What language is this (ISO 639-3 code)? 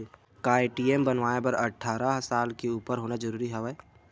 hne